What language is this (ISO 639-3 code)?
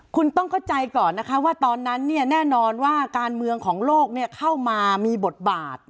tha